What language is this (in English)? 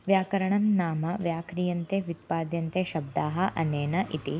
Sanskrit